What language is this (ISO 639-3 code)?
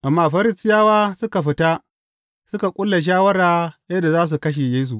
hau